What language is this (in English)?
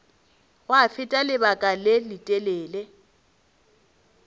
Northern Sotho